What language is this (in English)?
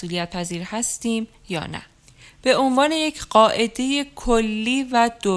Persian